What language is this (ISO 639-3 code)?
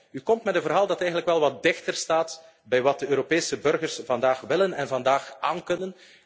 nld